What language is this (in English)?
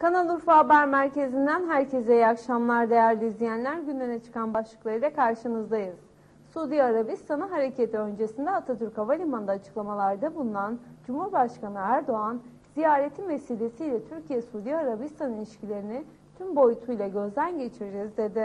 Turkish